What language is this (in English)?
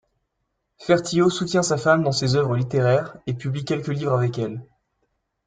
French